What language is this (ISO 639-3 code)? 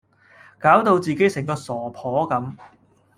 yue